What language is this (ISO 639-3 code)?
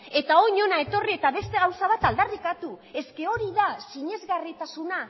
eus